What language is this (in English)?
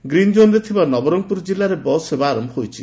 Odia